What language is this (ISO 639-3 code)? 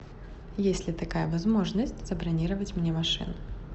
rus